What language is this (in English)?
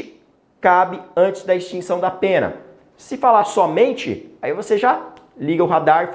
Portuguese